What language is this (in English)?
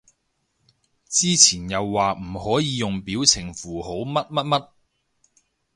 Cantonese